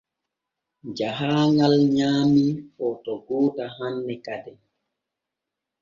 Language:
Borgu Fulfulde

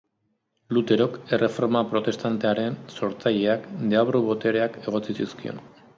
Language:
Basque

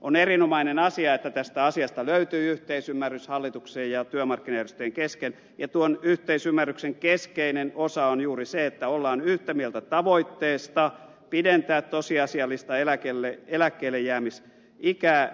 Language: Finnish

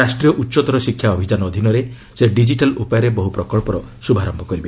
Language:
Odia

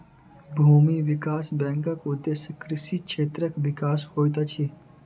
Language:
Maithili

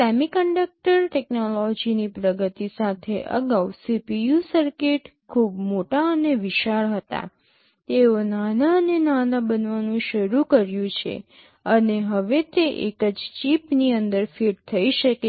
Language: Gujarati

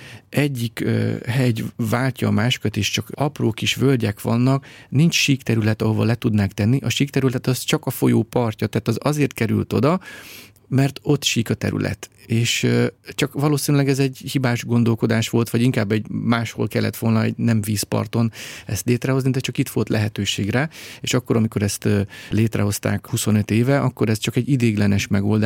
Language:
Hungarian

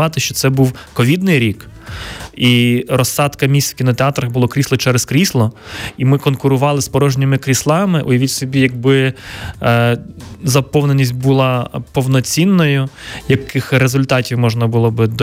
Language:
Ukrainian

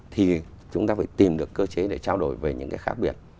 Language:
Vietnamese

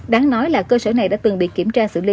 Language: Vietnamese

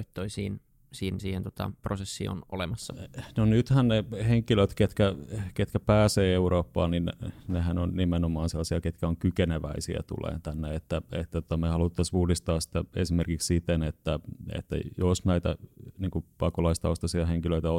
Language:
Finnish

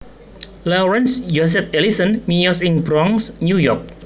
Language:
Javanese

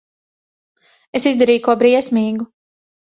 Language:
Latvian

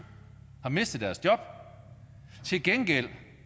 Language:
Danish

